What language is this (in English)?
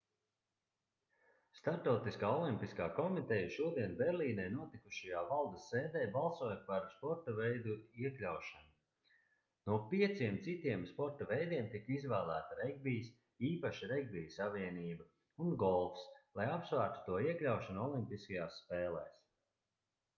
Latvian